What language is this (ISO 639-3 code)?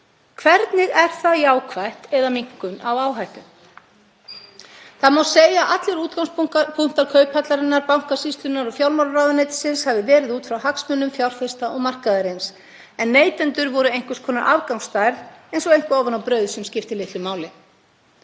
isl